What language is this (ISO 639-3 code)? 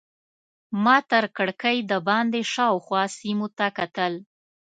pus